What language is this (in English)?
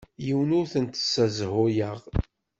Kabyle